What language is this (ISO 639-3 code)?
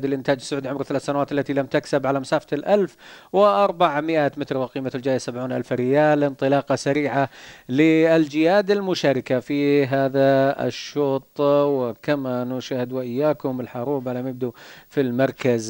ara